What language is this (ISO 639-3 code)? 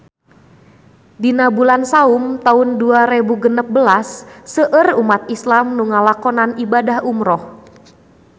sun